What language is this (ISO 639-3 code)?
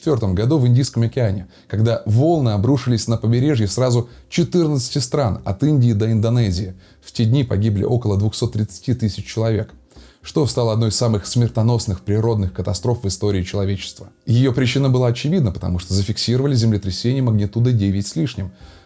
rus